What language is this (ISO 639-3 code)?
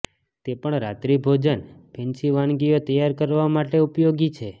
guj